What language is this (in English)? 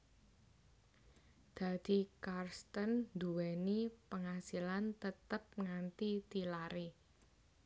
Javanese